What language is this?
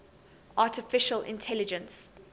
English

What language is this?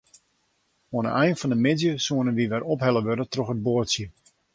Western Frisian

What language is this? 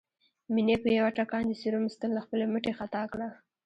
Pashto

